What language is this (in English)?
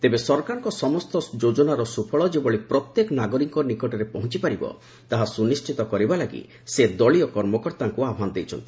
Odia